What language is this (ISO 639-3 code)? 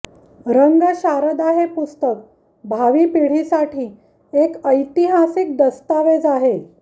mar